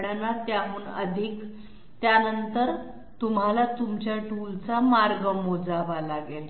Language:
Marathi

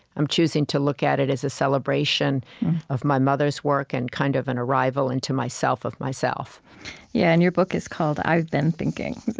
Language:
English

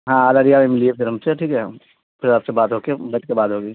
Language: Urdu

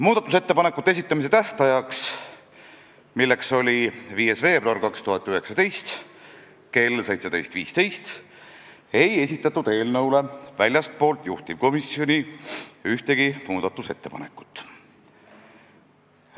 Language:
Estonian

